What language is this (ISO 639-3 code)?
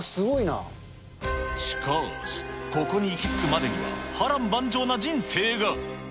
jpn